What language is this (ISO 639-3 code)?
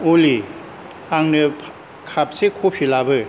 brx